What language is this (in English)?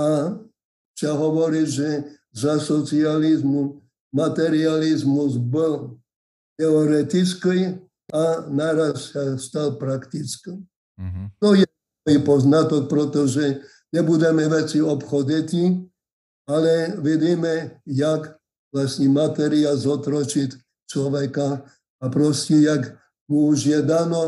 Slovak